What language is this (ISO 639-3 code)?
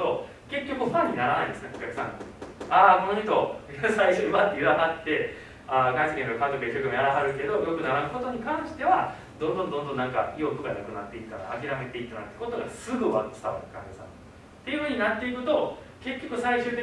jpn